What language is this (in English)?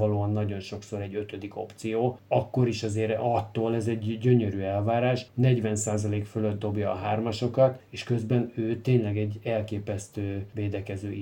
Hungarian